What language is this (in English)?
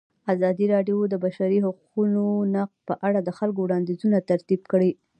Pashto